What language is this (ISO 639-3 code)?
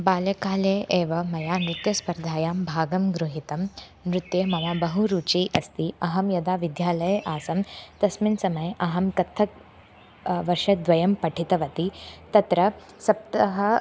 san